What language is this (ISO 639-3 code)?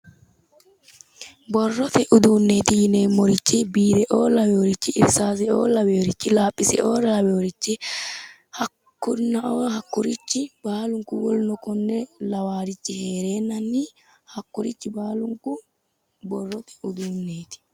sid